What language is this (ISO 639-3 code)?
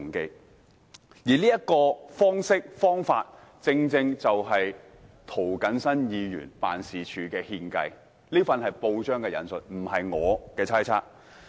yue